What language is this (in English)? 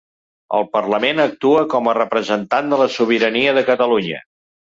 Catalan